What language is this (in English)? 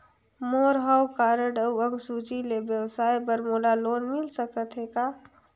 Chhattisgarhi